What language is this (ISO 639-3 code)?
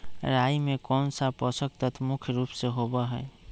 mag